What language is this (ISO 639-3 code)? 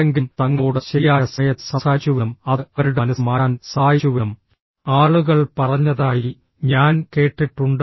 mal